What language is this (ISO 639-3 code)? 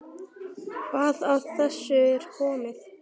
isl